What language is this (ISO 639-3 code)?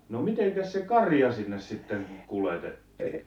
fin